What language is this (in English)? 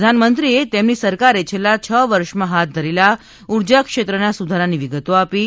Gujarati